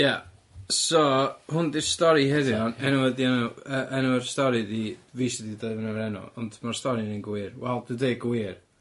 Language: Welsh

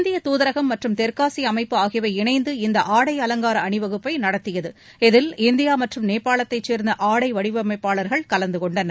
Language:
Tamil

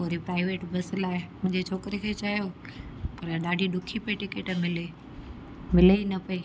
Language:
Sindhi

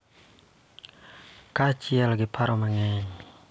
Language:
Luo (Kenya and Tanzania)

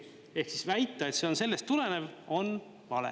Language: Estonian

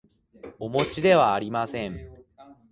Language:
Japanese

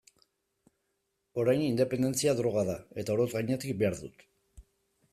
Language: Basque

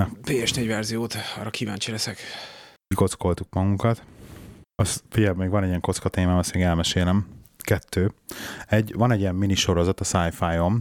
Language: Hungarian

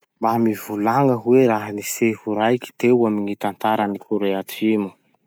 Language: Masikoro Malagasy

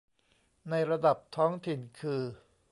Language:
Thai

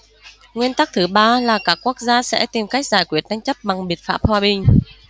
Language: Vietnamese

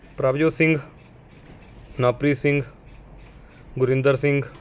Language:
Punjabi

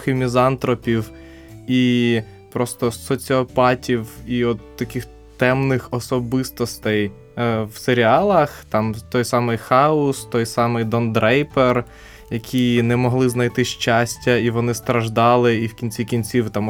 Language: Ukrainian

